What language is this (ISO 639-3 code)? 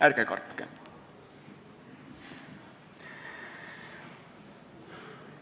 est